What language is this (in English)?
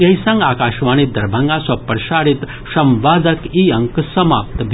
Maithili